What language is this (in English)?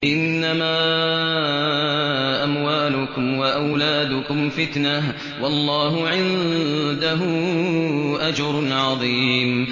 Arabic